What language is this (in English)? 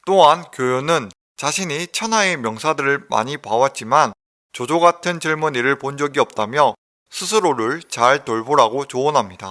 Korean